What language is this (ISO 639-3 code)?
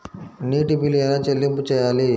tel